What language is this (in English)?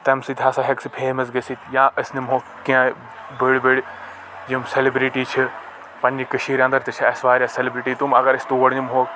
Kashmiri